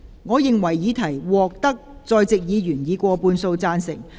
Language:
Cantonese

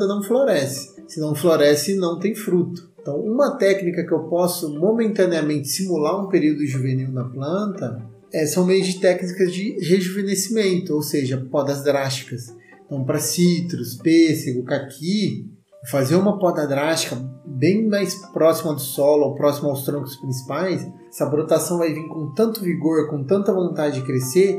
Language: Portuguese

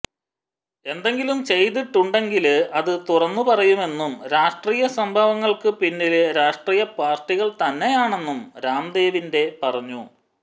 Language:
Malayalam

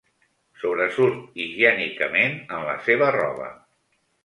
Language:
Catalan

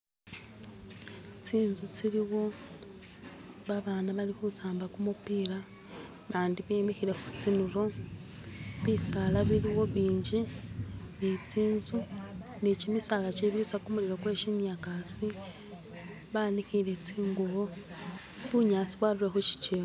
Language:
Masaaba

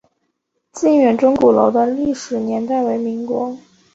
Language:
Chinese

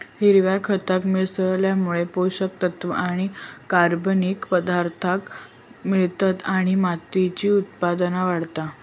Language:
Marathi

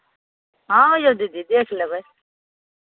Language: Maithili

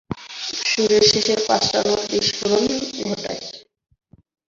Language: Bangla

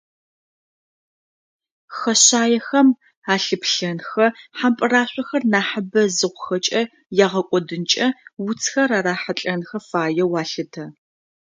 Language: Adyghe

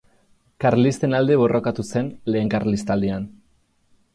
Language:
Basque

